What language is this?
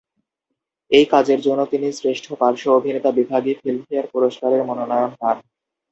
Bangla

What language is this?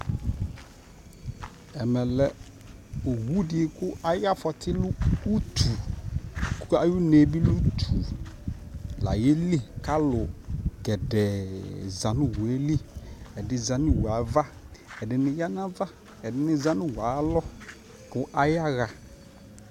Ikposo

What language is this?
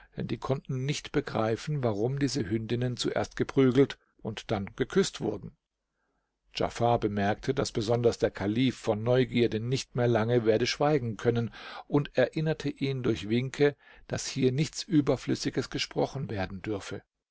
German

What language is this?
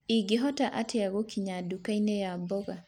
Kikuyu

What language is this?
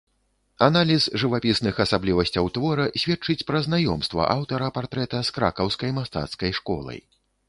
Belarusian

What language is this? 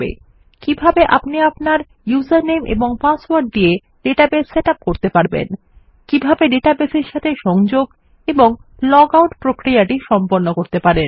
Bangla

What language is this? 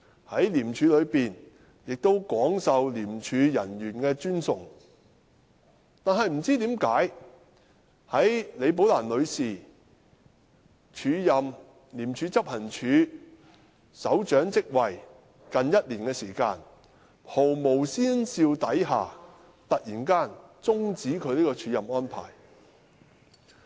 Cantonese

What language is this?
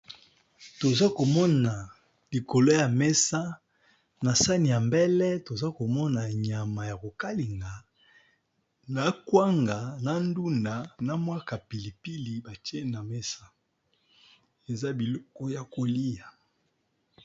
Lingala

